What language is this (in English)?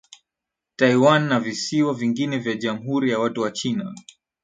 Swahili